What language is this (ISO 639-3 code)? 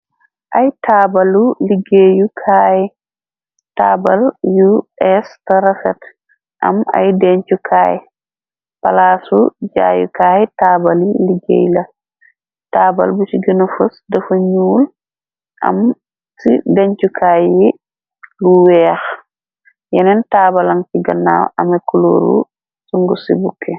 wol